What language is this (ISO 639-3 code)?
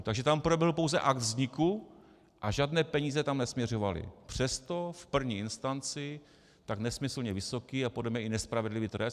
ces